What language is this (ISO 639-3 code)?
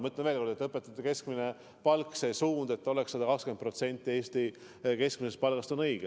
est